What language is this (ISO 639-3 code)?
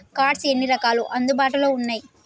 tel